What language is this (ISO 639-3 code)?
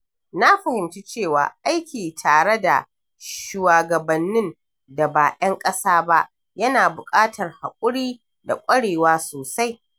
hau